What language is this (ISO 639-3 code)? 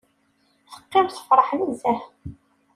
kab